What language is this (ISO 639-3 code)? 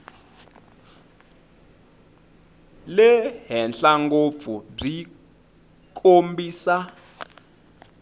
tso